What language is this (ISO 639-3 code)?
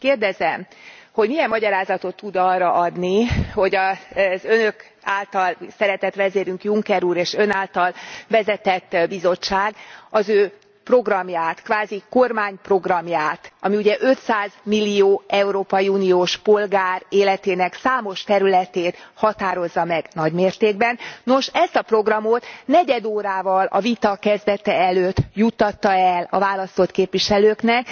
hun